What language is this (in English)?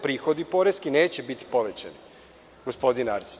Serbian